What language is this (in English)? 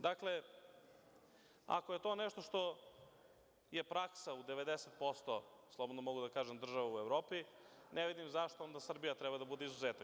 Serbian